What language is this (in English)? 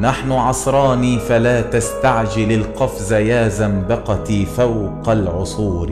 Arabic